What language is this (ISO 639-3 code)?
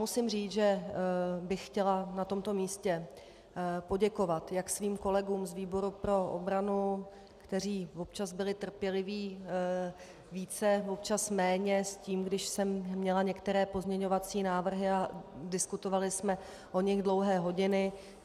ces